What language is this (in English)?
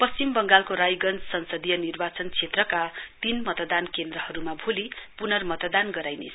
Nepali